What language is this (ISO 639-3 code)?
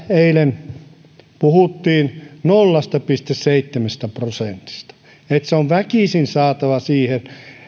fin